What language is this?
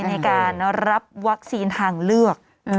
Thai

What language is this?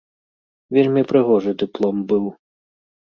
Belarusian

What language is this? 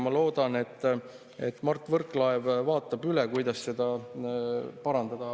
Estonian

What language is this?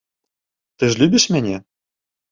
Belarusian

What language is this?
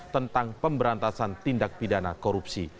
Indonesian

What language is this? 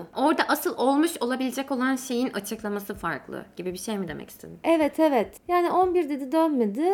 Turkish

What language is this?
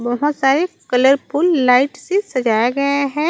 Chhattisgarhi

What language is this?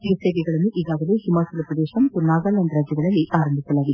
Kannada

